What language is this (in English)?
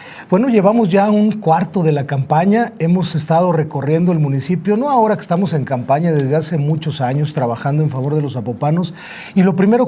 Spanish